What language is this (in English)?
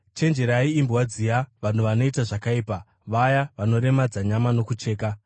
Shona